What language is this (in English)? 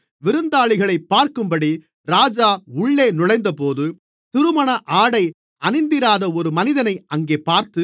Tamil